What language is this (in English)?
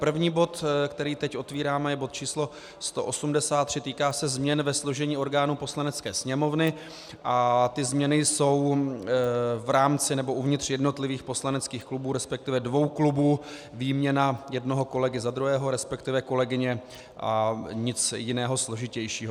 Czech